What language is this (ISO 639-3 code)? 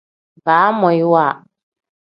kdh